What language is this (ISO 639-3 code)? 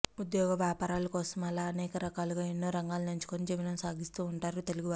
tel